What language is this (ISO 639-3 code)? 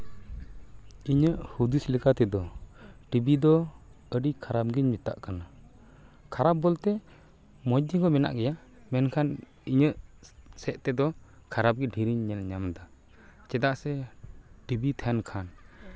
sat